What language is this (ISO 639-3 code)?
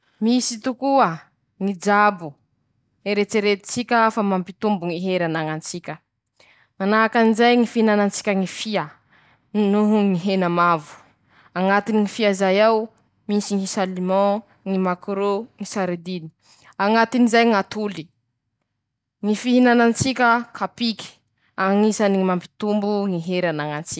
msh